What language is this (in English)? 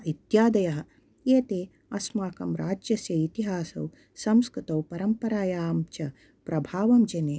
Sanskrit